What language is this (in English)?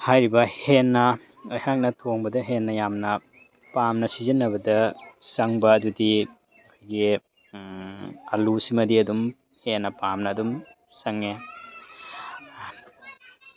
Manipuri